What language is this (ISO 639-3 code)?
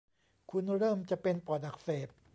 tha